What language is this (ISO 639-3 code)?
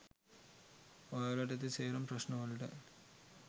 sin